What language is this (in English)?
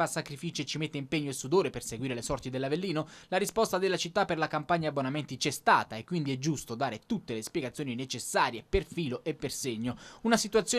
Italian